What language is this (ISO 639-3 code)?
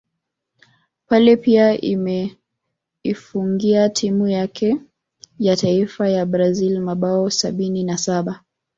swa